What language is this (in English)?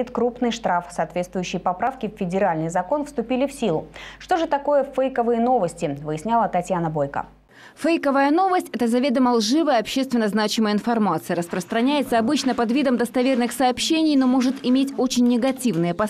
Russian